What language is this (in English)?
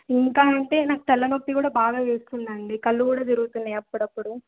Telugu